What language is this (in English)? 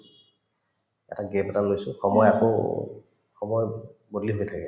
Assamese